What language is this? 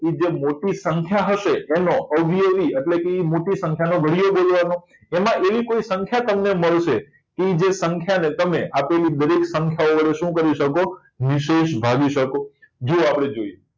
Gujarati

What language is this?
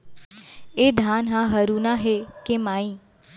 Chhattisgarhi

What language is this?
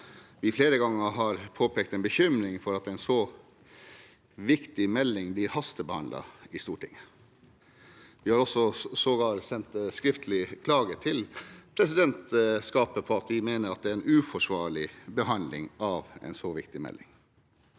Norwegian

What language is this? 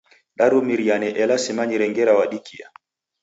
Taita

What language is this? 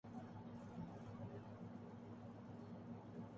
Urdu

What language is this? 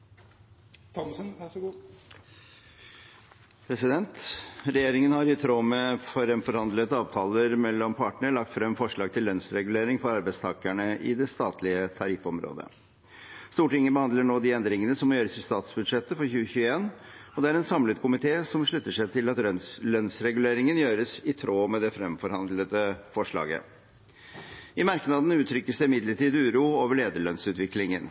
Norwegian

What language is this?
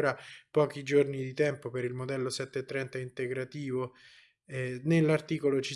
Italian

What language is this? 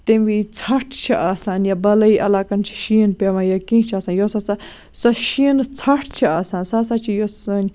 Kashmiri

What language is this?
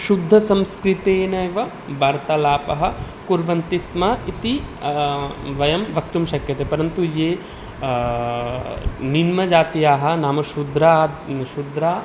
Sanskrit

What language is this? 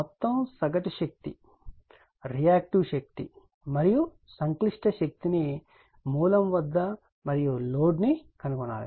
Telugu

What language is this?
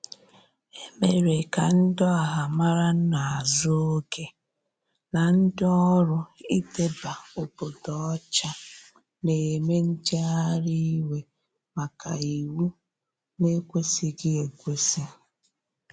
Igbo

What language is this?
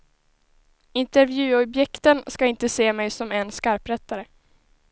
Swedish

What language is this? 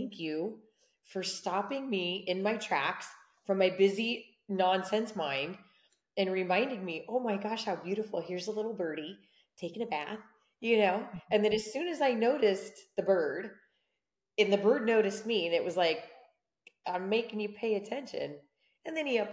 English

